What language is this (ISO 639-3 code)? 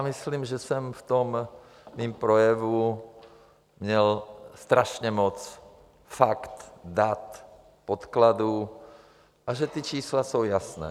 ces